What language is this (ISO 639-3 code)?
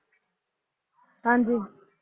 pan